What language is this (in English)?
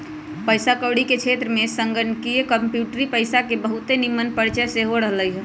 Magahi